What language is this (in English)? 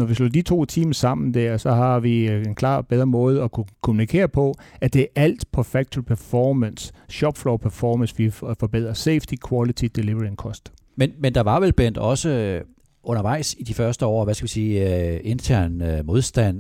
Danish